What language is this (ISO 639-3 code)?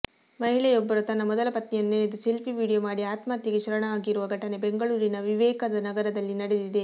kan